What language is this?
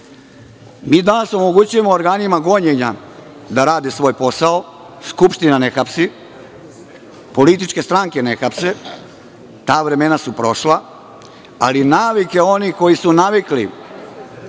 Serbian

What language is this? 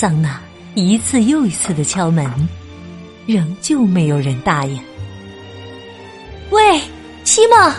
Chinese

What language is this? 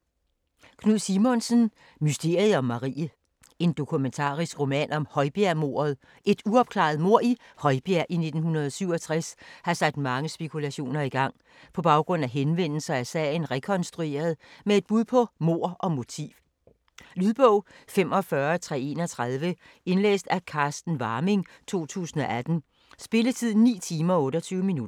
Danish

